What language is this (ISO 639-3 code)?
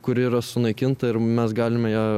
lit